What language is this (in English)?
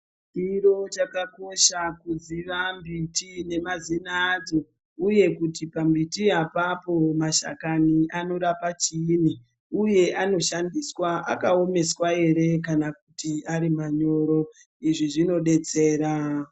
Ndau